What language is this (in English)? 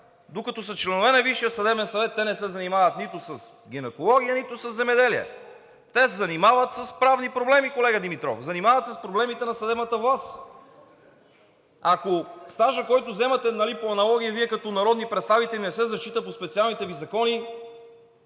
Bulgarian